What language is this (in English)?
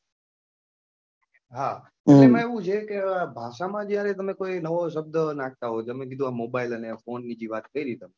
Gujarati